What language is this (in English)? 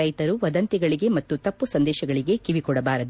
Kannada